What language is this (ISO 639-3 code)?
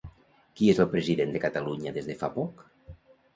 cat